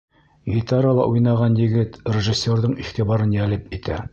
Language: Bashkir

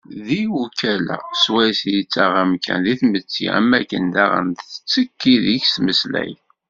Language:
Kabyle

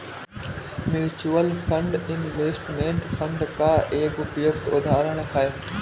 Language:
Hindi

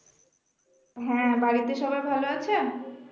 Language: Bangla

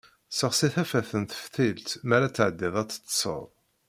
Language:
Kabyle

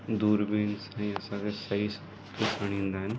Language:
Sindhi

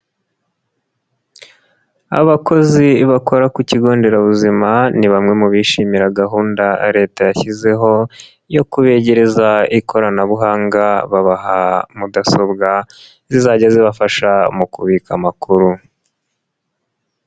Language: Kinyarwanda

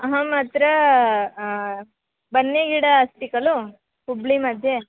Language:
Sanskrit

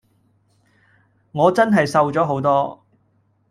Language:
Cantonese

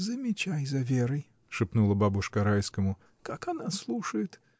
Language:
Russian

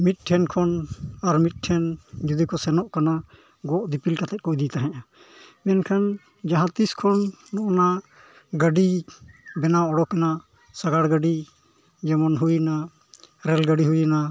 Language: Santali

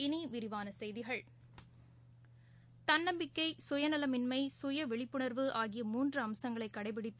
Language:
Tamil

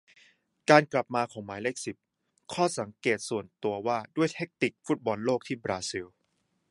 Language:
Thai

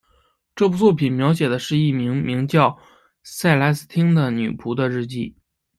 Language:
Chinese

